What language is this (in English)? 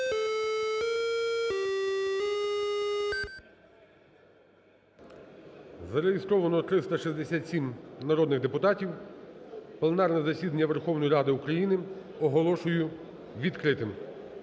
Ukrainian